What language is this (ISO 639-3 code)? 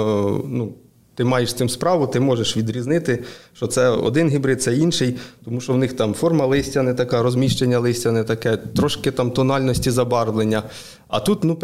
ukr